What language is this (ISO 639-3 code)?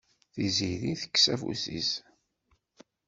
kab